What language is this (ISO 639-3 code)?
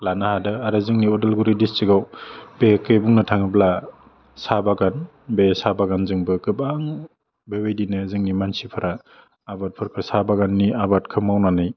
brx